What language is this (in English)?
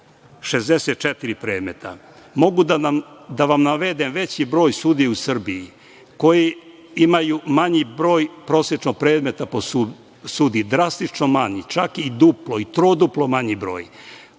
Serbian